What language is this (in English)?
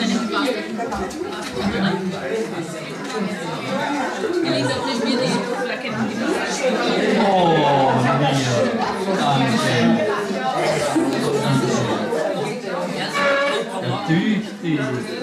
German